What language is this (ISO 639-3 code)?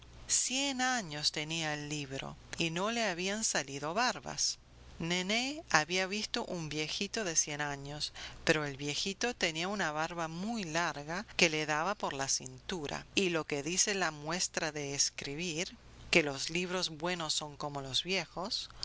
spa